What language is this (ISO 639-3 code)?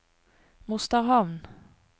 nor